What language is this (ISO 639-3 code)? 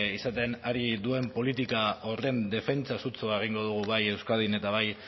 eus